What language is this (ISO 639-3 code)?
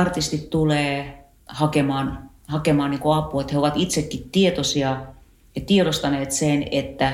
fin